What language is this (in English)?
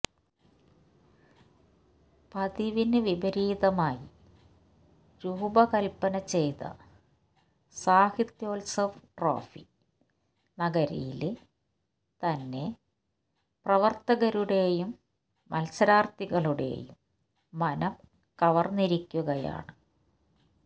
Malayalam